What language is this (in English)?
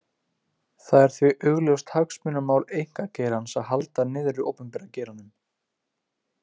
Icelandic